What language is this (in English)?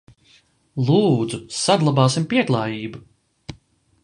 Latvian